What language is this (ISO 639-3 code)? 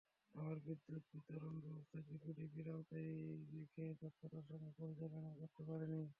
ben